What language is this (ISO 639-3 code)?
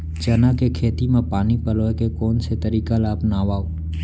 hne